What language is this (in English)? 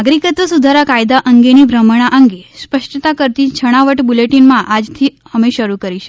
Gujarati